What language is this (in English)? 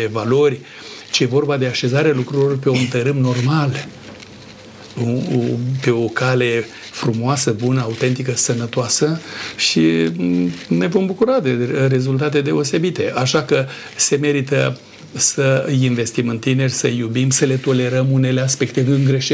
Romanian